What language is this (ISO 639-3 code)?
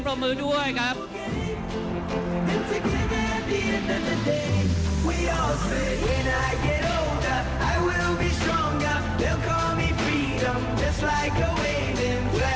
tha